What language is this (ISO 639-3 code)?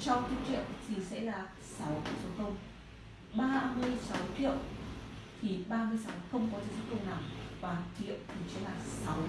vie